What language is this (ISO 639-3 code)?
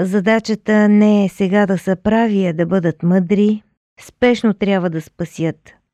bul